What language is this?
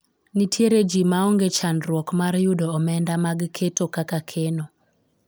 Luo (Kenya and Tanzania)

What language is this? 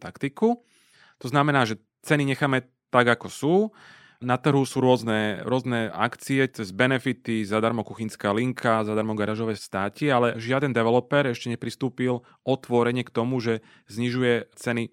Slovak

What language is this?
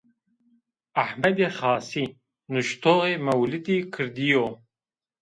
Zaza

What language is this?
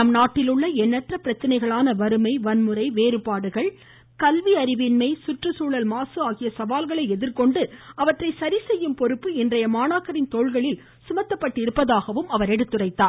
Tamil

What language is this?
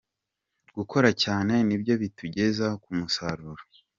Kinyarwanda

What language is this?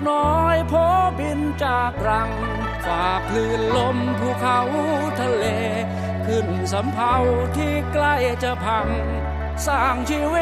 Thai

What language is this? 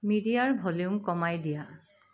Assamese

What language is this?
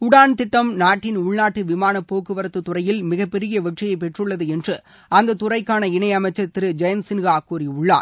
Tamil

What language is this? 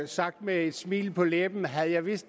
Danish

